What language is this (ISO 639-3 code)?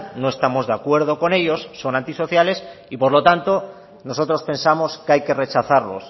spa